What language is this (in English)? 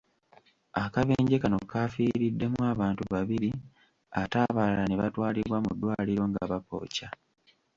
Ganda